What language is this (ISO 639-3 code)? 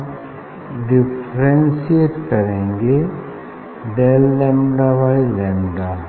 hin